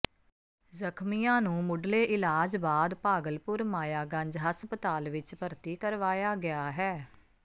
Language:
Punjabi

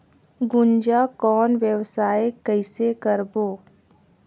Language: Chhattisgarhi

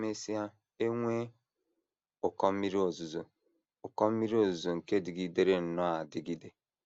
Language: Igbo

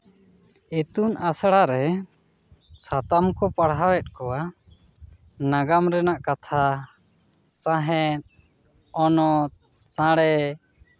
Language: Santali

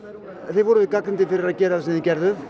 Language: Icelandic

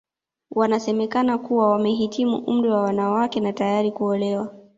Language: Swahili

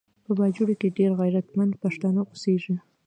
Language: Pashto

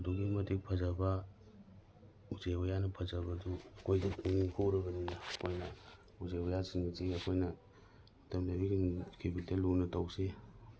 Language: Manipuri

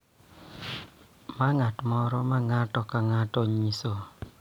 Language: Luo (Kenya and Tanzania)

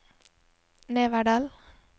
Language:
Norwegian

